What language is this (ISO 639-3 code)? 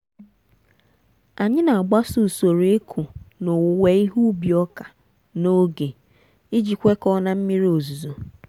ibo